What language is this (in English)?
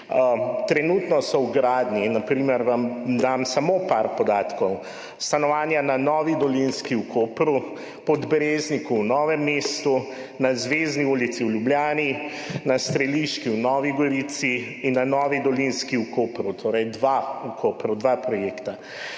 Slovenian